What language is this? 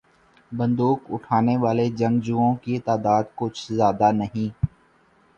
Urdu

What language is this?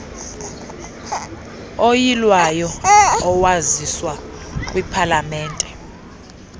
Xhosa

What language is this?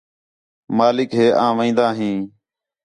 Khetrani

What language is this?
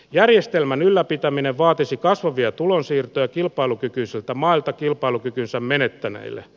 Finnish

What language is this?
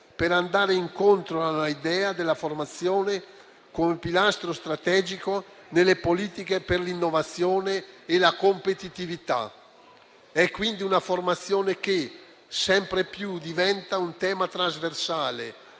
Italian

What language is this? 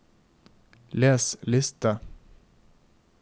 Norwegian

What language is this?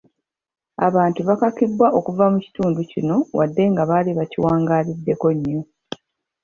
Ganda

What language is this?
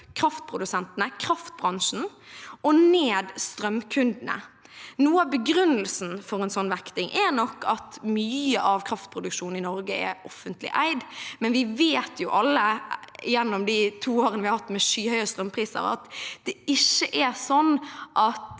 Norwegian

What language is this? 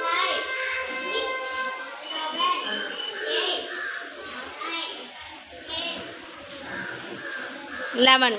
Romanian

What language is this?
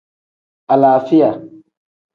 Tem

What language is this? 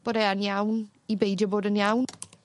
Welsh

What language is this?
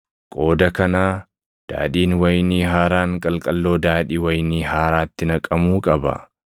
Oromo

